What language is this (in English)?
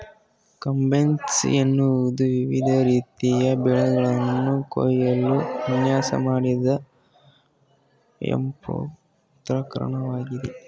Kannada